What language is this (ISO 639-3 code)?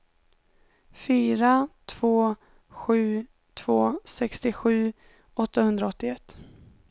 swe